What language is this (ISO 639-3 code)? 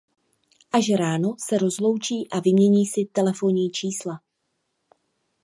ces